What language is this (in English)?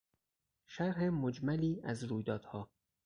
Persian